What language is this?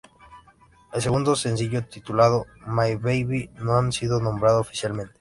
Spanish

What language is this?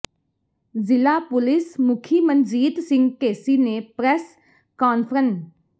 Punjabi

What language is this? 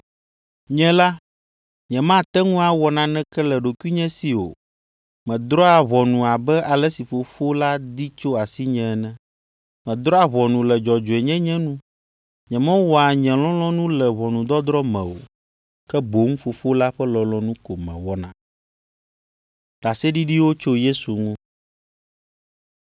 Ewe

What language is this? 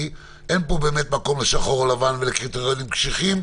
Hebrew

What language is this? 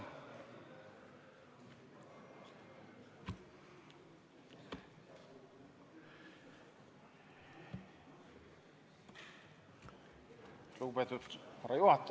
Estonian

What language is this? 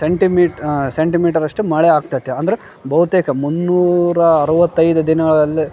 Kannada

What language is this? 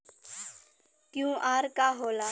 Bhojpuri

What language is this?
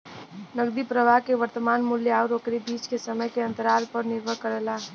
Bhojpuri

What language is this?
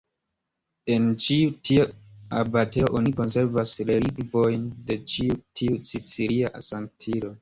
Esperanto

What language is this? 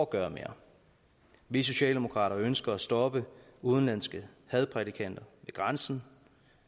Danish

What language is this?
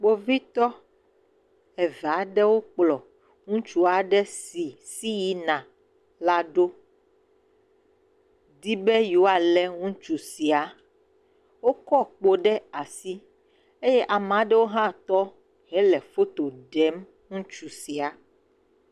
Ewe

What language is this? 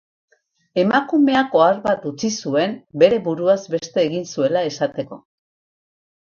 Basque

